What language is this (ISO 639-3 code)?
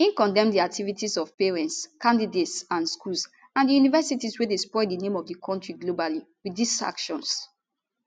pcm